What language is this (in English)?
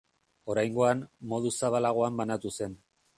Basque